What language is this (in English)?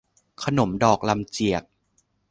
Thai